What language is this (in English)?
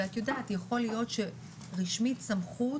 Hebrew